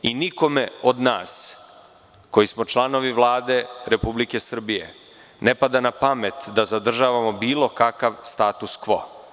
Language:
Serbian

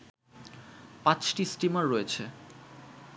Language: Bangla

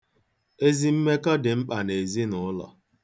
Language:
Igbo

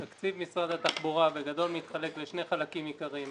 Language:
Hebrew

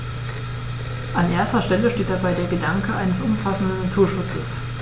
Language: German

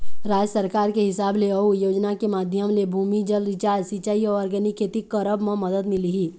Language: Chhattisgarhi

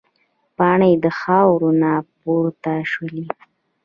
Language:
Pashto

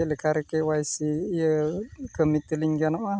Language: Santali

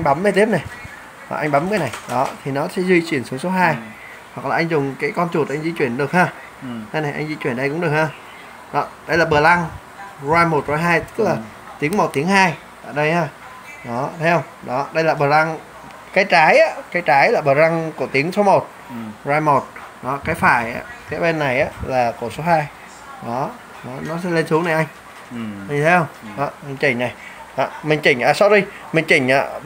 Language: Vietnamese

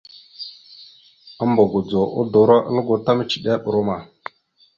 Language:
Mada (Cameroon)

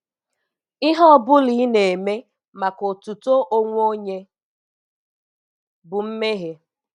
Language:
Igbo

